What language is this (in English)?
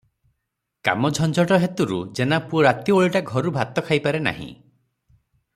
Odia